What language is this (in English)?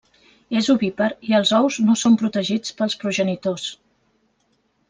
Catalan